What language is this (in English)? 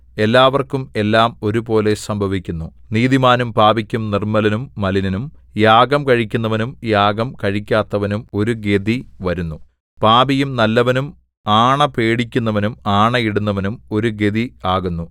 Malayalam